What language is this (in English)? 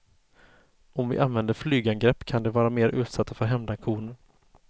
Swedish